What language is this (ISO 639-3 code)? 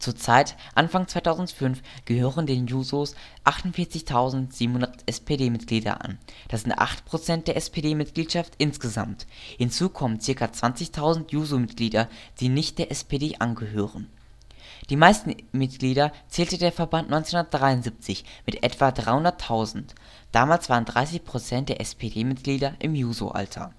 deu